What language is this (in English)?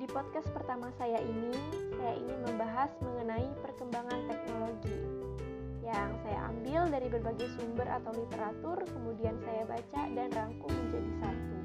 Indonesian